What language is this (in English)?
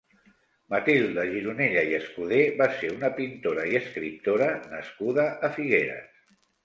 Catalan